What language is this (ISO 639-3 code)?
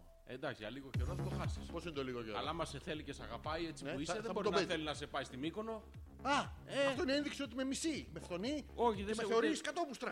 ell